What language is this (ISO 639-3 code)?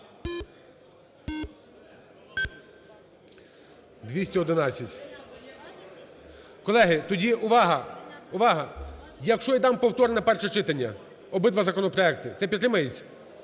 ukr